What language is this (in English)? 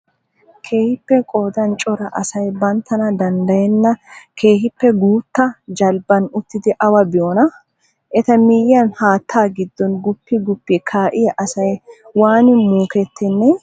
Wolaytta